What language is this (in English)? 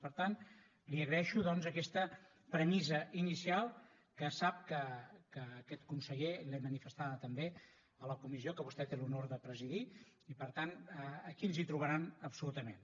Catalan